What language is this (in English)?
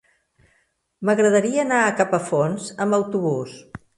Catalan